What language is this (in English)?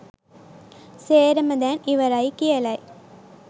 Sinhala